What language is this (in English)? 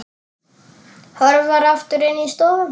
Icelandic